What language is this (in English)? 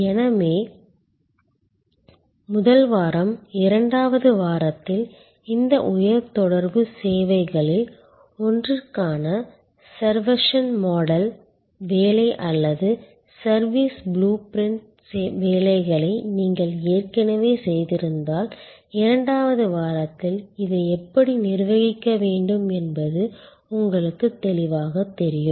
Tamil